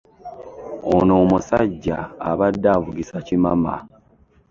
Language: Ganda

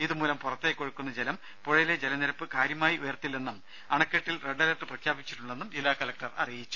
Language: Malayalam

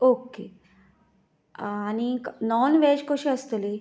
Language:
Konkani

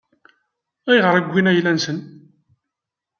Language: Kabyle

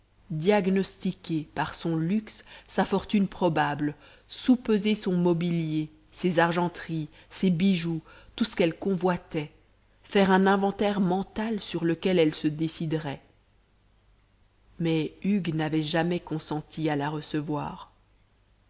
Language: French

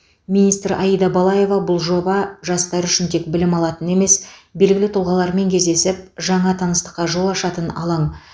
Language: Kazakh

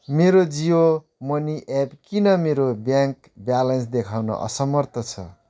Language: Nepali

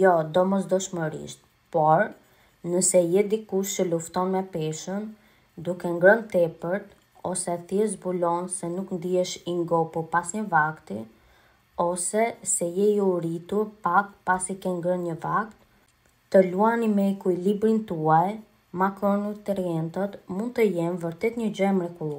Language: Romanian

